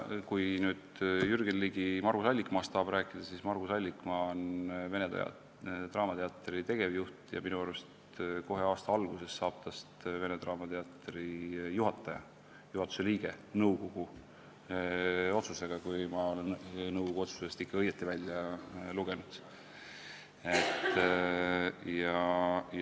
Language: Estonian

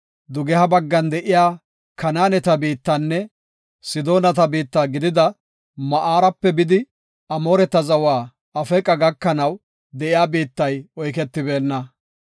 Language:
Gofa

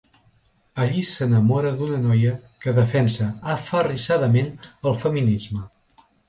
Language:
Catalan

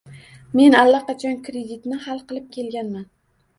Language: Uzbek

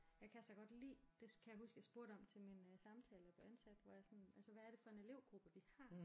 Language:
Danish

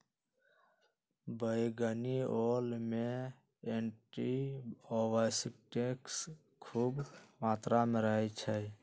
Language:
Magahi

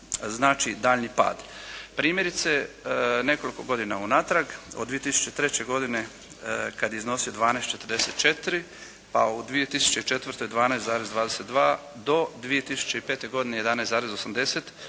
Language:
Croatian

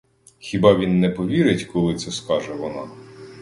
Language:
Ukrainian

